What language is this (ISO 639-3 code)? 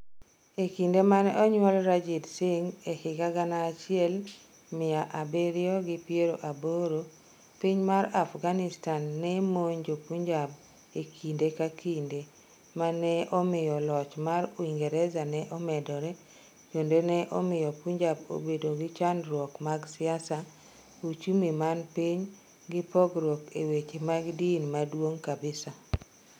luo